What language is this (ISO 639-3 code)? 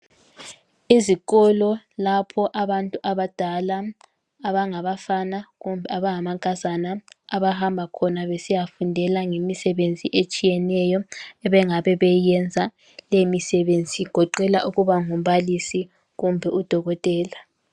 nde